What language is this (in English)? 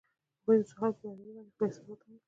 Pashto